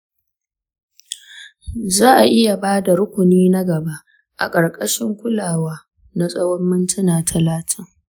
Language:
Hausa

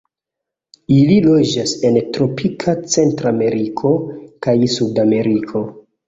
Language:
Esperanto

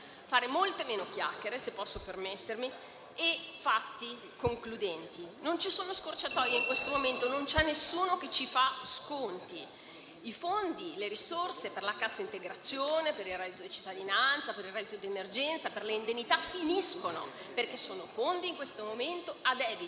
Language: Italian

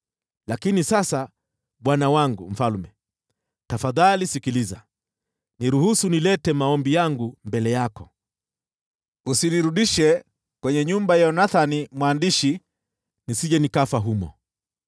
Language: Swahili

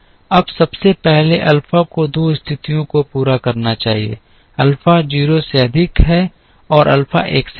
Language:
Hindi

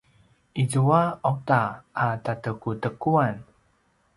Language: Paiwan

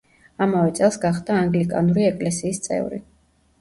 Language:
Georgian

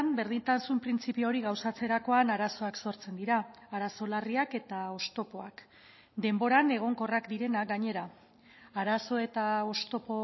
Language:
Basque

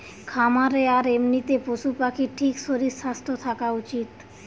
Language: Bangla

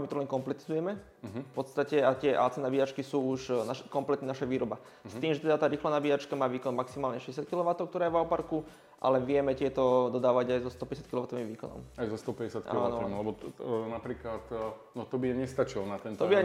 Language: Slovak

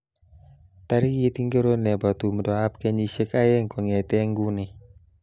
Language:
Kalenjin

